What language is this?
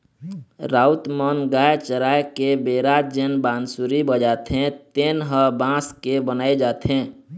Chhattisgarhi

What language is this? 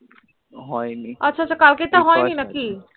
Bangla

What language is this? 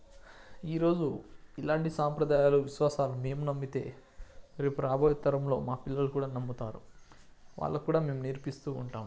Telugu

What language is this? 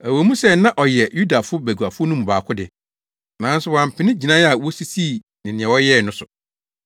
Akan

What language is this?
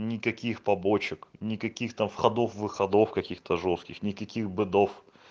Russian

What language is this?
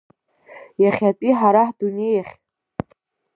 Abkhazian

